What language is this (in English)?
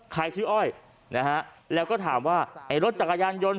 Thai